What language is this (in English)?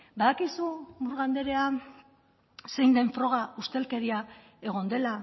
Basque